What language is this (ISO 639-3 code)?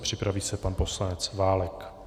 ces